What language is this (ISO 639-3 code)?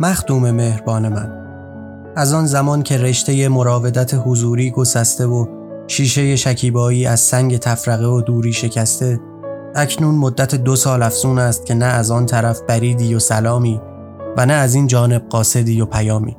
fas